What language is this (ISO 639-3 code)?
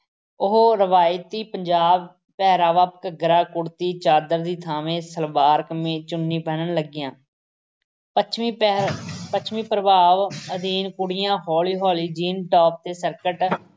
pan